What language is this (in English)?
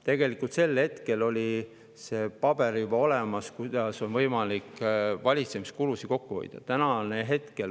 Estonian